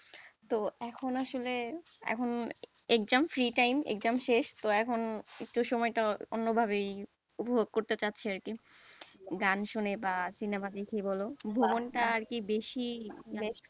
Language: Bangla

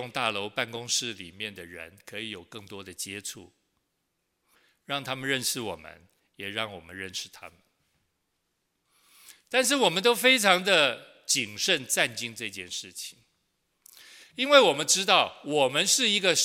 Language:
Chinese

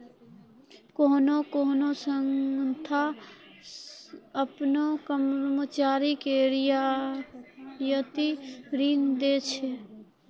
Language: Maithili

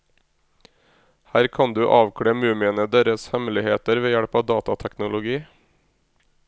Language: Norwegian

